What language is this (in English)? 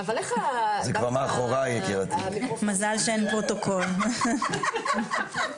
Hebrew